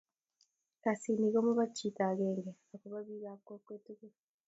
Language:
Kalenjin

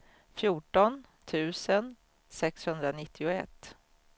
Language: Swedish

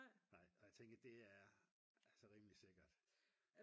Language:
Danish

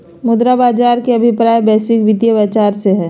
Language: Magahi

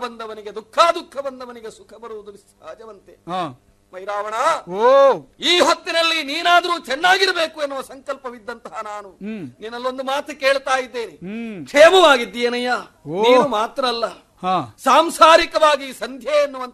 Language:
Kannada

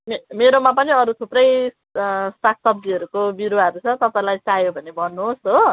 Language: Nepali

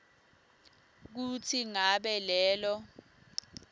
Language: Swati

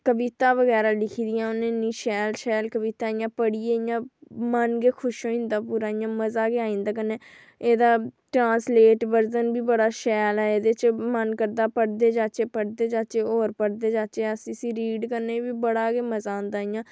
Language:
Dogri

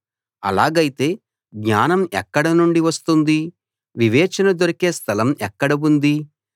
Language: Telugu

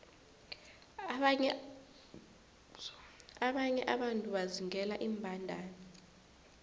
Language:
South Ndebele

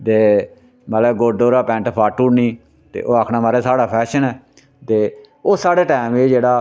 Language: Dogri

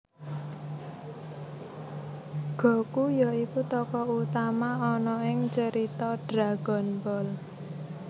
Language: Javanese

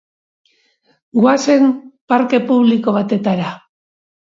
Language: Basque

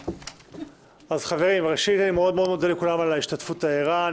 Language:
Hebrew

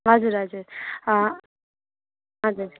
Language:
Nepali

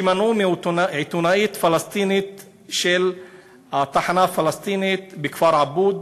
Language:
Hebrew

